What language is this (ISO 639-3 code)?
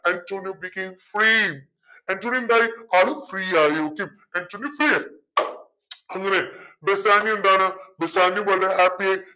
mal